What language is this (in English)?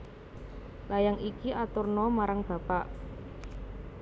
Javanese